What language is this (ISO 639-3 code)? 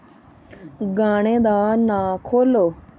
doi